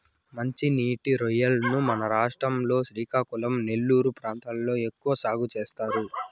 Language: Telugu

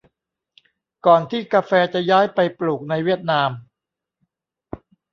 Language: Thai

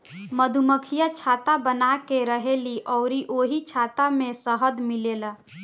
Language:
Bhojpuri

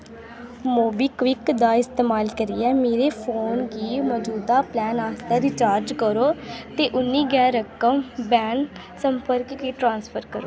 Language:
Dogri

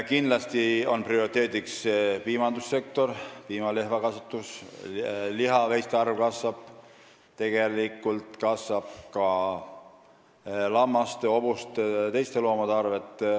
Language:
Estonian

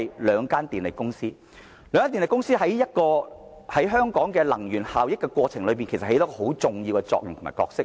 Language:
Cantonese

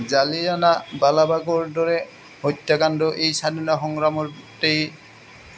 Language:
Assamese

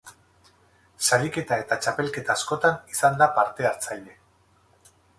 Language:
Basque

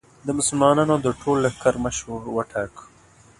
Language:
Pashto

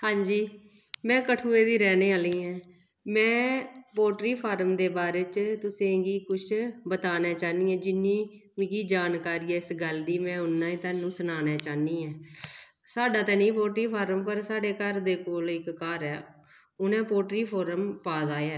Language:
Dogri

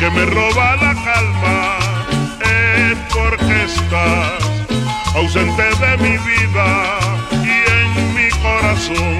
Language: Spanish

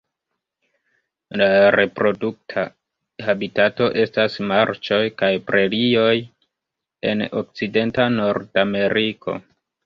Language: Esperanto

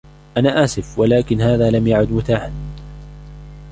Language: Arabic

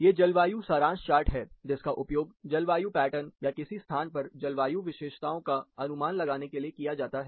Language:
Hindi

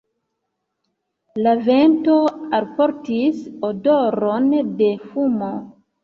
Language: Esperanto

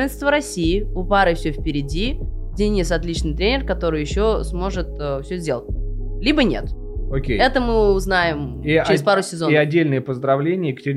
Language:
Russian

